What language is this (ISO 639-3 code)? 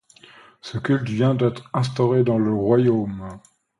fra